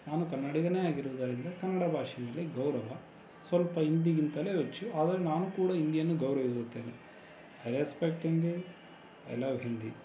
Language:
Kannada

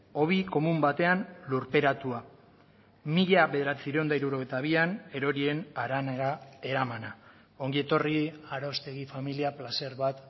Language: Basque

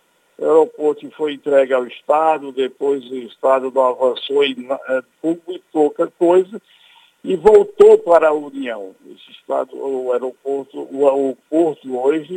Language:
Portuguese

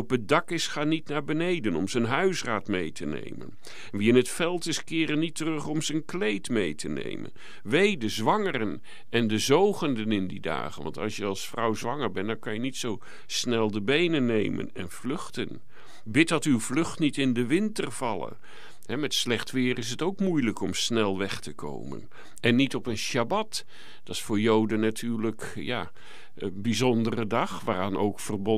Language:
Dutch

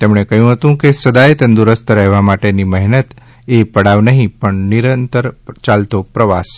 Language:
Gujarati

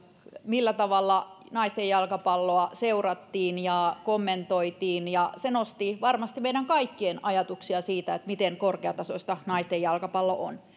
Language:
Finnish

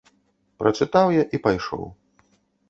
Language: Belarusian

